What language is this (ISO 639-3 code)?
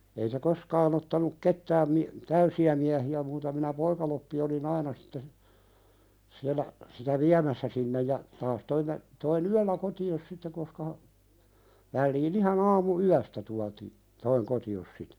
fin